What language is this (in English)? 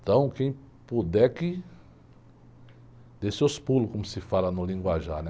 Portuguese